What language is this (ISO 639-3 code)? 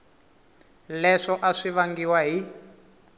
tso